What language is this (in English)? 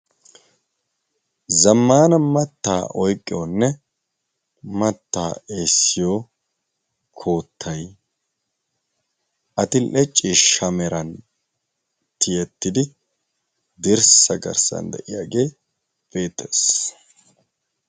Wolaytta